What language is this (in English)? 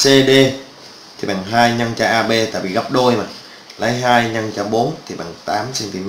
Vietnamese